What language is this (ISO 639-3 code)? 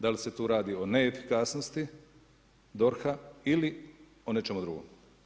hrv